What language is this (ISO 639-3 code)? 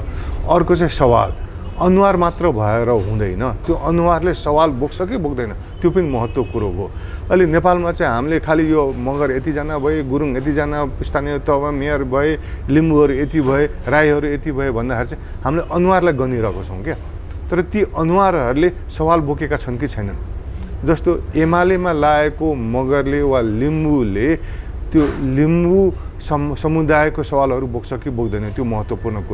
ron